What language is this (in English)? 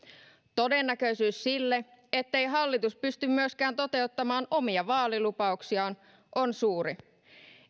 Finnish